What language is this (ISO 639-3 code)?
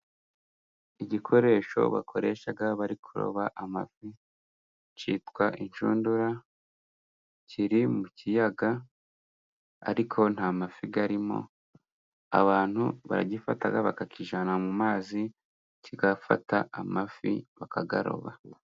kin